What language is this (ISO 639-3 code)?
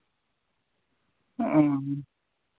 sat